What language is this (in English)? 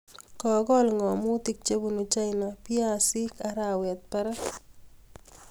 Kalenjin